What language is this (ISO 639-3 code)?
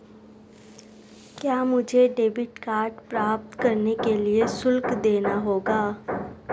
hin